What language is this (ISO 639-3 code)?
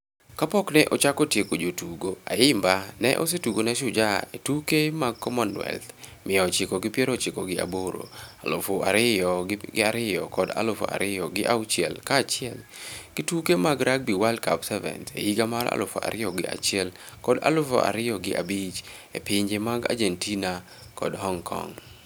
luo